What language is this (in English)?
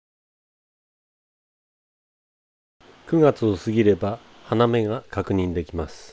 Japanese